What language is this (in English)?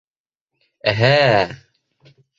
Bashkir